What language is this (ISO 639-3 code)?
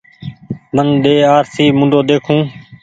gig